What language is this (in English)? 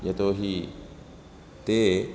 Sanskrit